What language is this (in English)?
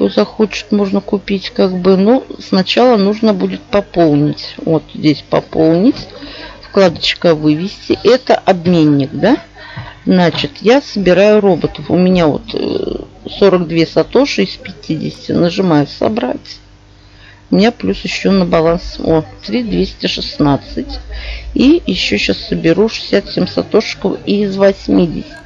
Russian